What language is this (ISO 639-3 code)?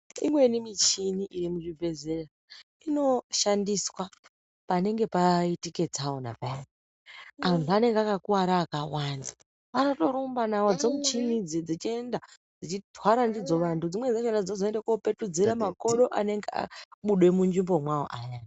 ndc